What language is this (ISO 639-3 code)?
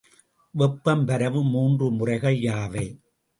tam